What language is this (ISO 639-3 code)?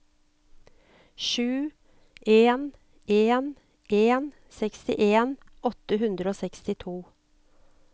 nor